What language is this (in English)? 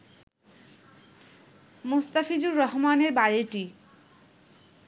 Bangla